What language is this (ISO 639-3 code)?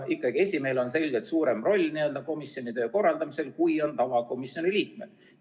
est